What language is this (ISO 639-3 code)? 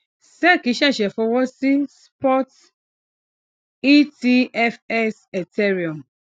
yor